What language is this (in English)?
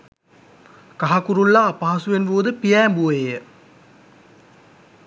Sinhala